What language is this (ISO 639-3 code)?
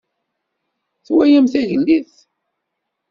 kab